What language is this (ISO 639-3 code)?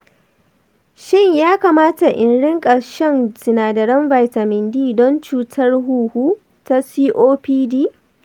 hau